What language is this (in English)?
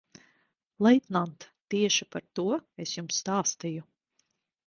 Latvian